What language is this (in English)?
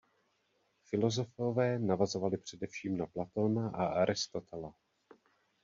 Czech